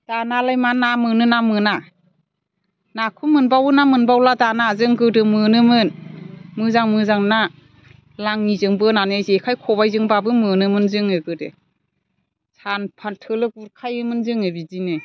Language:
Bodo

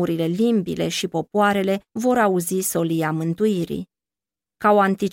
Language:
Romanian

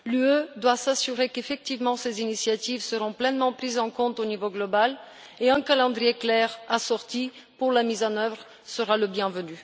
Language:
French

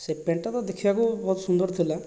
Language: Odia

